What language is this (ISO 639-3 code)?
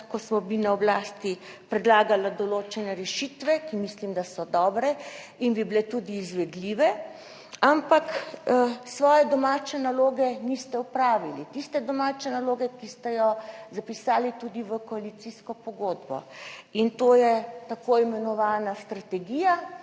slv